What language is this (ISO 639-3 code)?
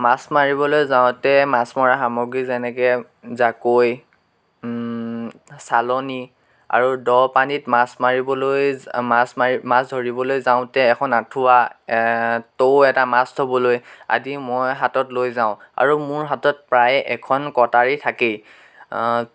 asm